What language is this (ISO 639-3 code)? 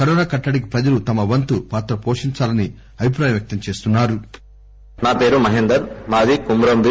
tel